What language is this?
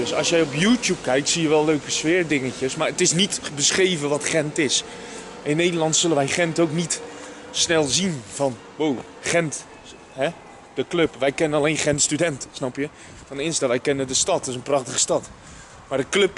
Dutch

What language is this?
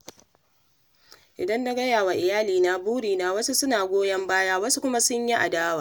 Hausa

